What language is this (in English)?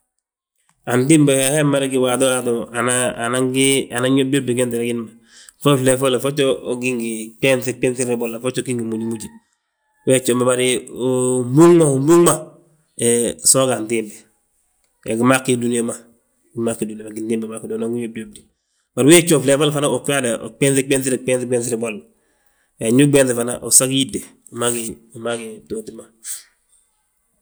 Balanta-Ganja